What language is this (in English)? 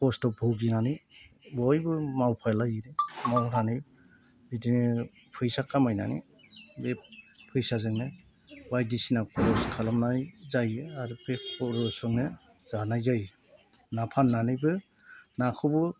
Bodo